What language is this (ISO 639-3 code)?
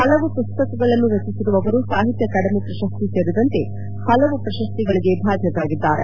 kan